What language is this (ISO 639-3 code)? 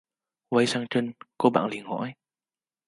vie